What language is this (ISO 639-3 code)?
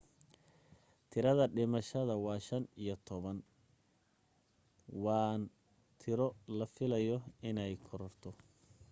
som